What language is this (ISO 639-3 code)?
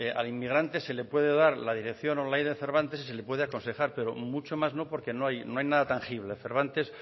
spa